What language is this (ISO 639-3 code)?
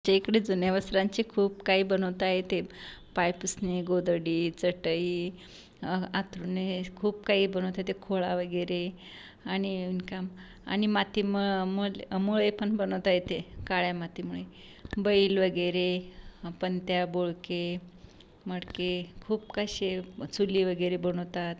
mar